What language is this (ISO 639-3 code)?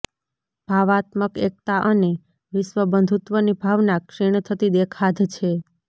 guj